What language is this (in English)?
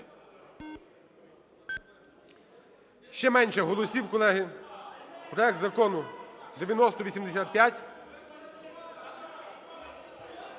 Ukrainian